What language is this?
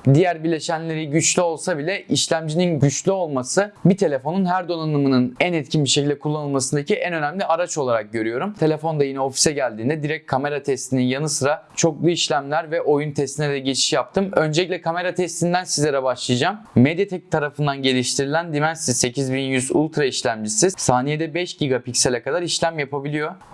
Turkish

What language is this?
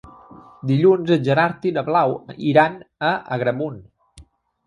Catalan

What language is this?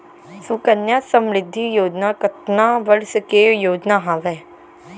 Chhattisgarhi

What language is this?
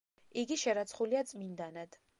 Georgian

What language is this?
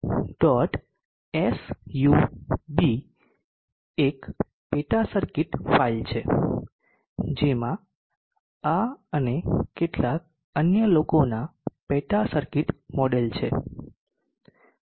Gujarati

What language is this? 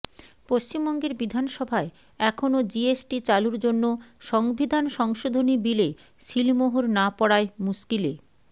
Bangla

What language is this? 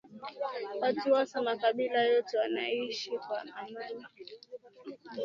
Swahili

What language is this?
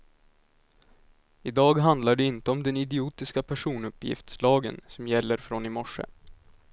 Swedish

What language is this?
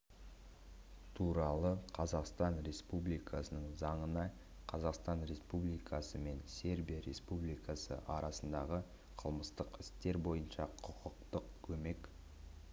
Kazakh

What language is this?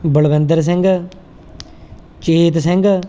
Punjabi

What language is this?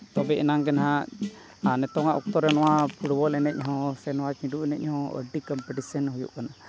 Santali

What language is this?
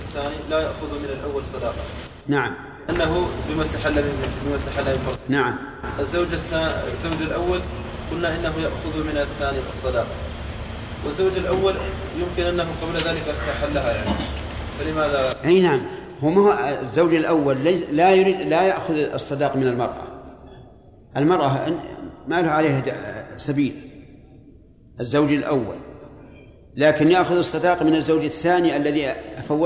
Arabic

